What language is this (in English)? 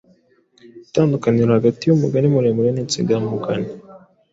Kinyarwanda